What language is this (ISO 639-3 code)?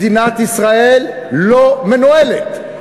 heb